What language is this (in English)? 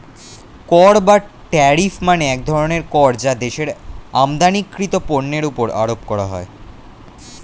Bangla